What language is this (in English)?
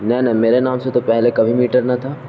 Urdu